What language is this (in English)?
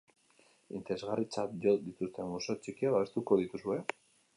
Basque